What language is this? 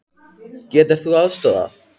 Icelandic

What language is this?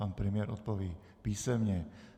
Czech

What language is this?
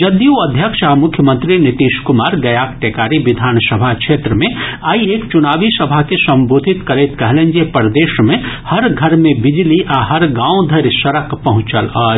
Maithili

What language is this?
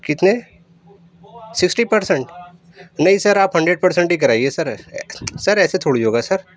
Urdu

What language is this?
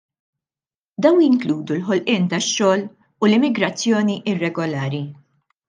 Maltese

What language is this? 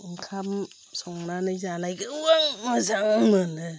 Bodo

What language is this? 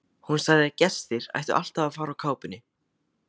Icelandic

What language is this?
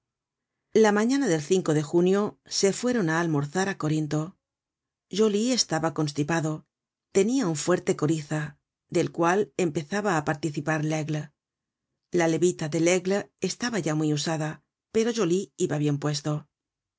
Spanish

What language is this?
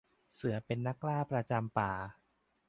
Thai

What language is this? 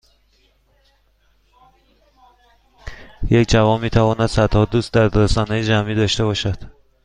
Persian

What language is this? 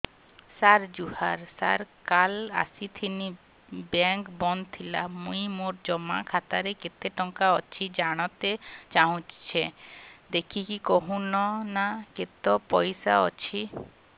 Odia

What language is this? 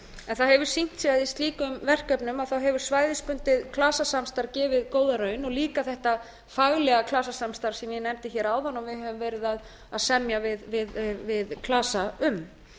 Icelandic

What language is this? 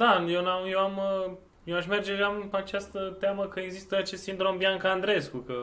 Romanian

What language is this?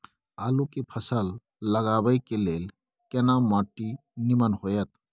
Maithili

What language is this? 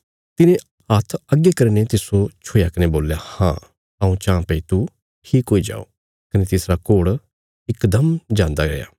Bilaspuri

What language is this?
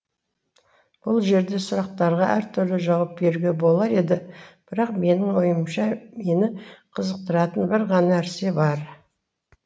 Kazakh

